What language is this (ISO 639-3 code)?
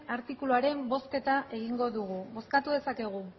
eus